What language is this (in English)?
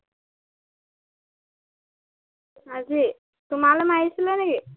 Assamese